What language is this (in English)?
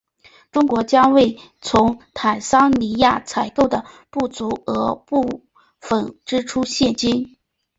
Chinese